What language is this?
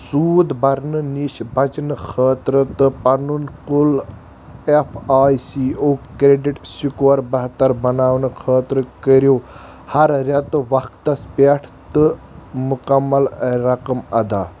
Kashmiri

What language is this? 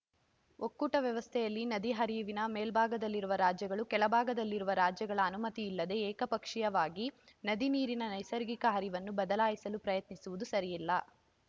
Kannada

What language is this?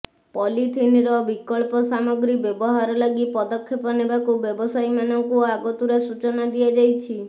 Odia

